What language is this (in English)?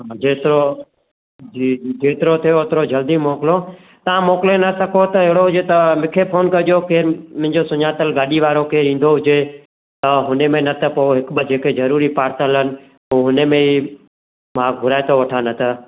Sindhi